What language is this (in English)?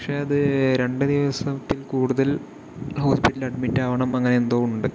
Malayalam